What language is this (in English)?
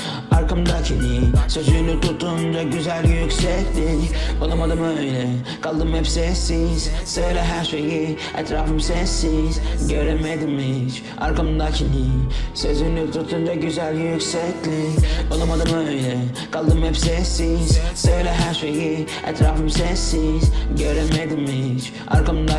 Turkish